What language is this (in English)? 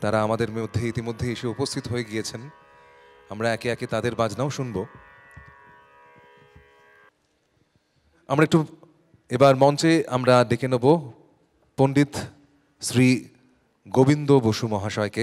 Bangla